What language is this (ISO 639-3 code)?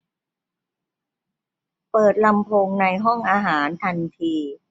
tha